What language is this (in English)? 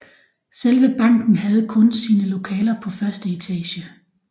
Danish